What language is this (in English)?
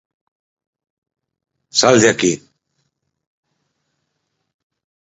Galician